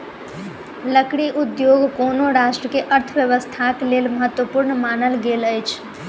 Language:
Maithili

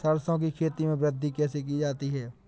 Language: Hindi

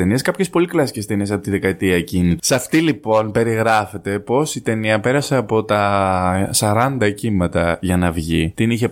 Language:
Greek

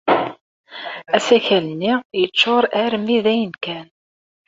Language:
Kabyle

